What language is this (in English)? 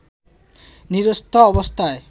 Bangla